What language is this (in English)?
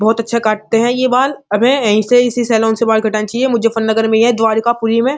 Hindi